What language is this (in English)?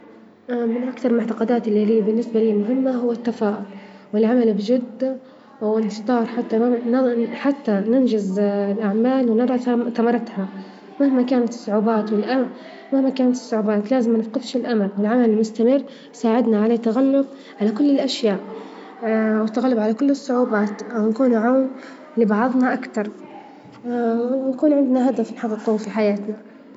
Libyan Arabic